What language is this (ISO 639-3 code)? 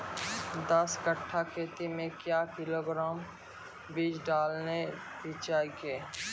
mai